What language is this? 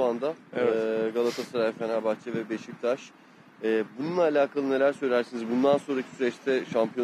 Turkish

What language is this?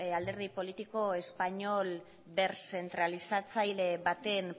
Basque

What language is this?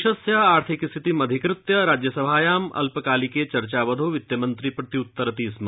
Sanskrit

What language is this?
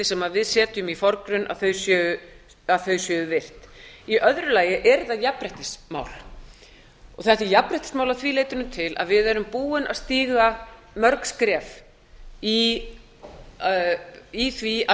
Icelandic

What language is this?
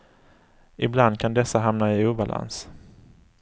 Swedish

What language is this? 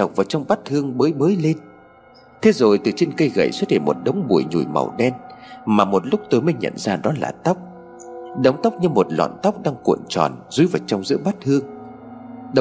Vietnamese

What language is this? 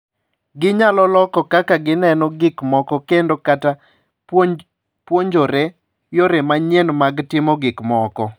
Luo (Kenya and Tanzania)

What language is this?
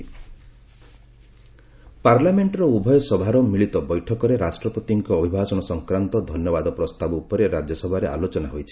Odia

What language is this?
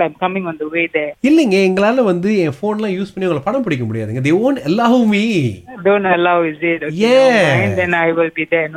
Tamil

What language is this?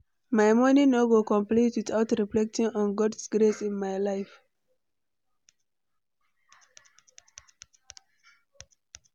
Nigerian Pidgin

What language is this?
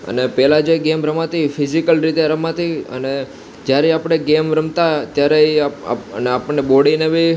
Gujarati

